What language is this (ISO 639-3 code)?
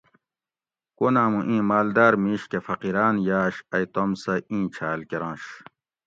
gwc